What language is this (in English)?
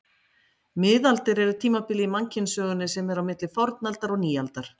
Icelandic